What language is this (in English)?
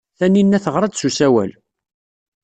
Kabyle